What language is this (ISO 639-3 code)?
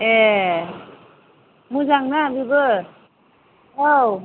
brx